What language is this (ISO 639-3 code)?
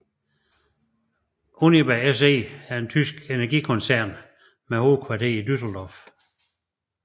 dan